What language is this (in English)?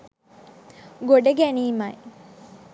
Sinhala